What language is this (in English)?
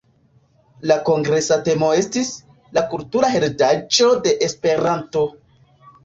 Esperanto